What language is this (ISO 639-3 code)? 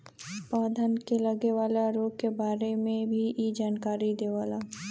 bho